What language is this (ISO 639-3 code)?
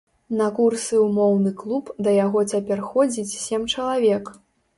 bel